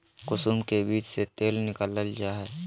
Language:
Magahi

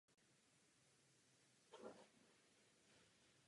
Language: Czech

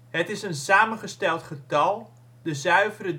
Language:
Dutch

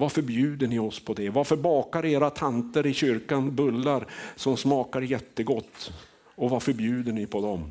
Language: Swedish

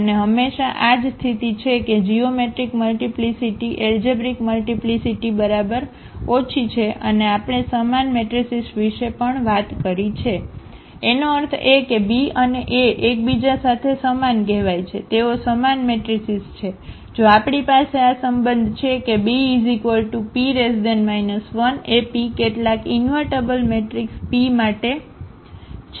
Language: Gujarati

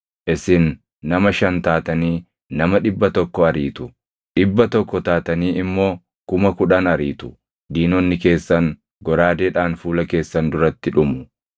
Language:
Oromo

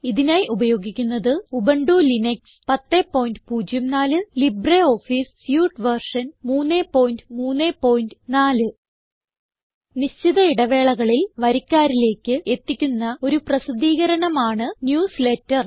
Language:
Malayalam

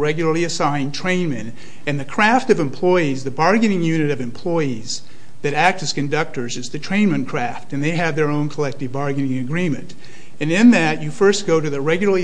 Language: English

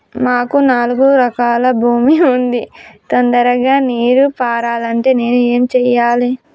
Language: Telugu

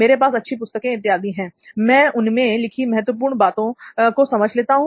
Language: Hindi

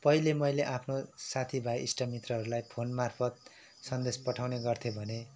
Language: Nepali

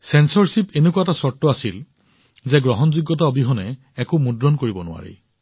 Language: Assamese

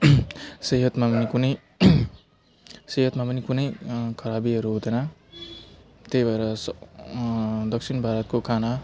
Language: Nepali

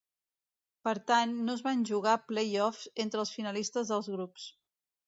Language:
Catalan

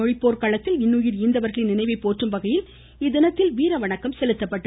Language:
Tamil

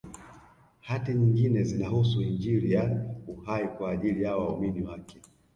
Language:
Swahili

